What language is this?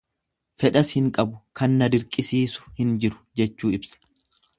Oromo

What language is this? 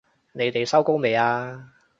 Cantonese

